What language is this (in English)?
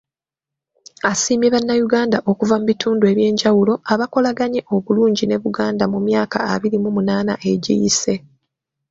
Ganda